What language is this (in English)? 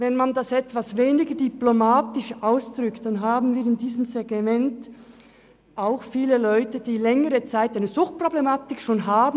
Swiss German